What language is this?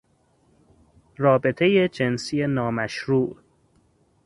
Persian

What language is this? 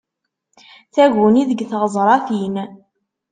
Kabyle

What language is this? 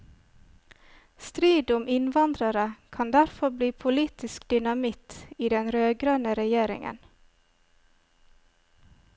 Norwegian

